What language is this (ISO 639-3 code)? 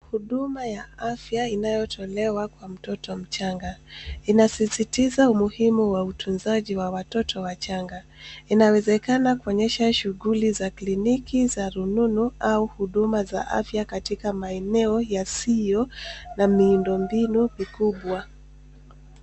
swa